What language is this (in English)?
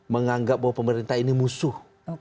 Indonesian